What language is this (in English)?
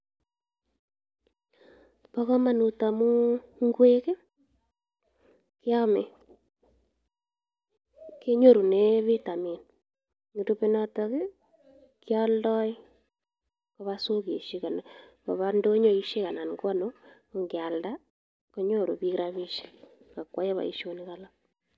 Kalenjin